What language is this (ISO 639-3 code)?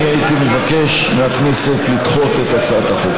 heb